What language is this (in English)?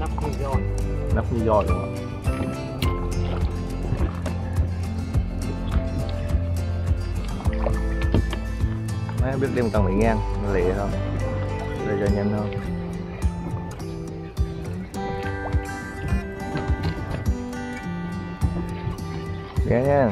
Vietnamese